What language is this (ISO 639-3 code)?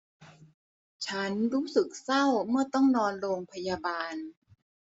tha